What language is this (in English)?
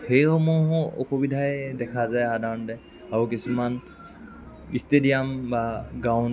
Assamese